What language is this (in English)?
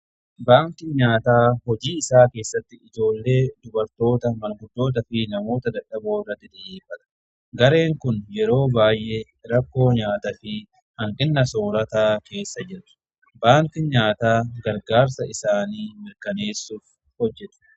Oromo